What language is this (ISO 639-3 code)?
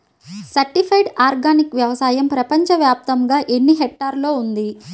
tel